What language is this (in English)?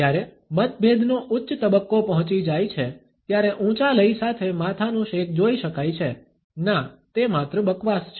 Gujarati